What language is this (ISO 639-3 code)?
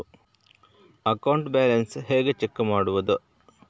kan